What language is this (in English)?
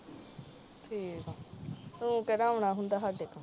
Punjabi